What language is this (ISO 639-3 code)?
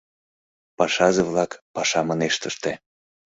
chm